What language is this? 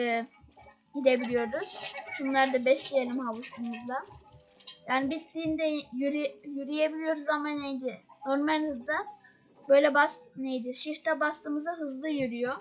Turkish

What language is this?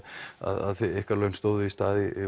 Icelandic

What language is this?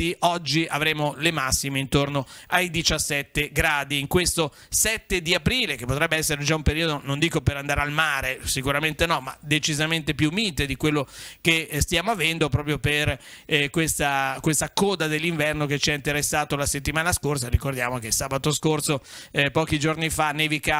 Italian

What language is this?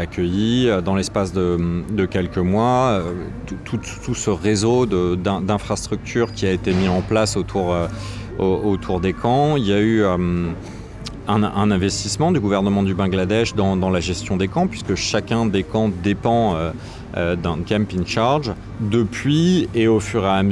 French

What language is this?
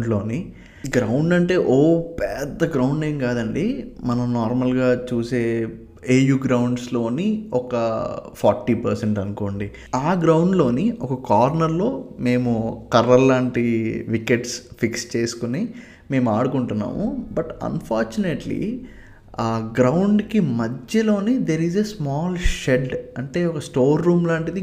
Telugu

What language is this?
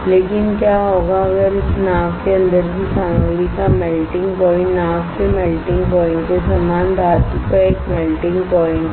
Hindi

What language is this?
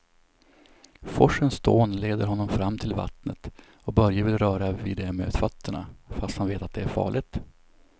Swedish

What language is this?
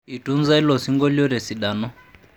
Masai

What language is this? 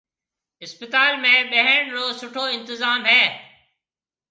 Marwari (Pakistan)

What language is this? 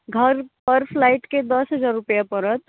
Maithili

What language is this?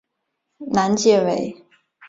Chinese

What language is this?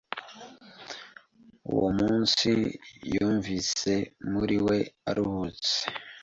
Kinyarwanda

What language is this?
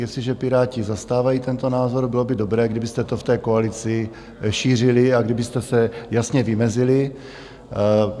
Czech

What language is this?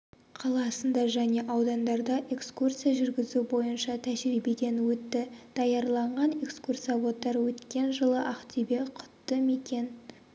Kazakh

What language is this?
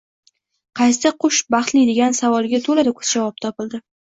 Uzbek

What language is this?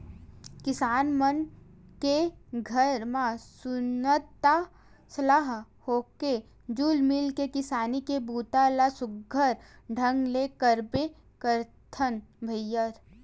Chhattisgarhi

